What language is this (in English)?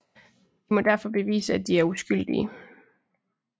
Danish